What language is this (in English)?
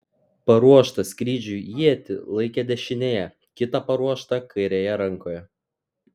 Lithuanian